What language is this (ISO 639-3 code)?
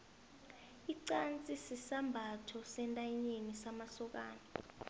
nbl